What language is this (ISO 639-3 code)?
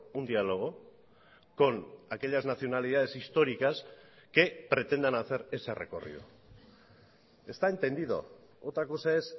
spa